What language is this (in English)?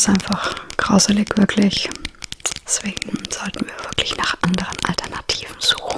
German